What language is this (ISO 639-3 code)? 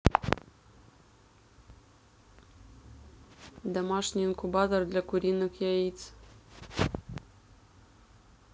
rus